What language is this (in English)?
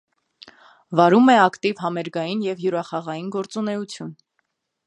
Armenian